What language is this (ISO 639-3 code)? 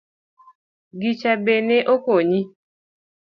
luo